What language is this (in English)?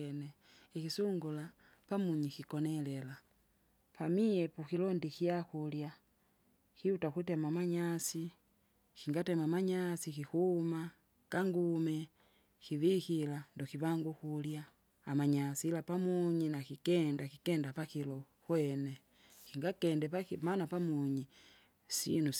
Kinga